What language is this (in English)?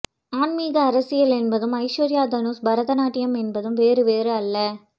Tamil